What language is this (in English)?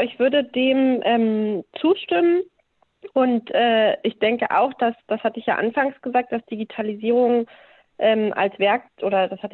German